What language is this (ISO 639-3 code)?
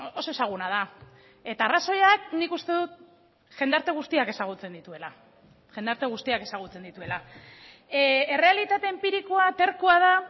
eus